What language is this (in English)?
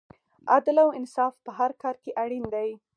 Pashto